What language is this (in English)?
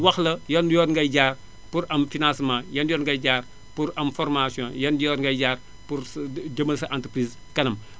Wolof